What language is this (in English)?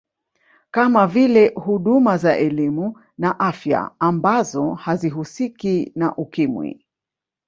Swahili